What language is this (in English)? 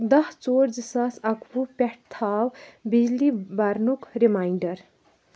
Kashmiri